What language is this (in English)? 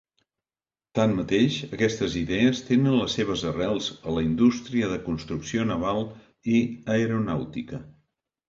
Catalan